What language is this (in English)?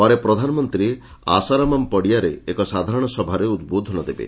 Odia